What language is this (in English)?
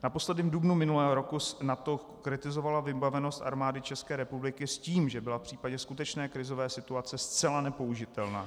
Czech